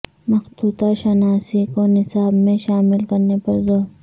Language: Urdu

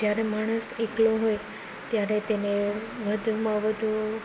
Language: Gujarati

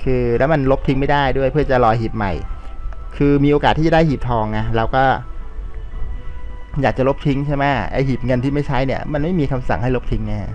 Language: Thai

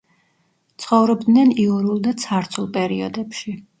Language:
Georgian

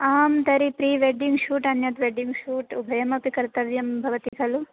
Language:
Sanskrit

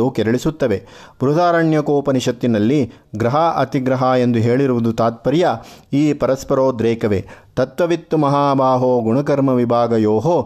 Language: Kannada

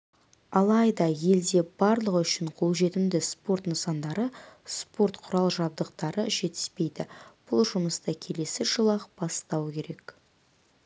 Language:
Kazakh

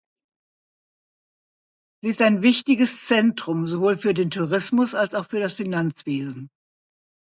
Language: German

